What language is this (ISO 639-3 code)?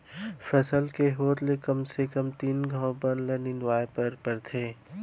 hne